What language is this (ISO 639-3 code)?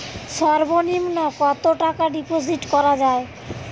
ben